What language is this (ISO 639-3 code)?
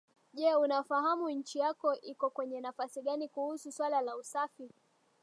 swa